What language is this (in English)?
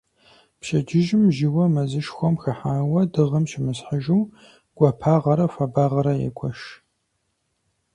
Kabardian